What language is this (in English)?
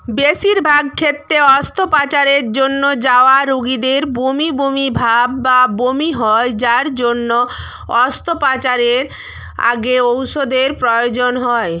Bangla